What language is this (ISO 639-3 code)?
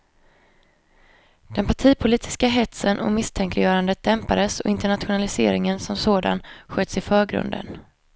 swe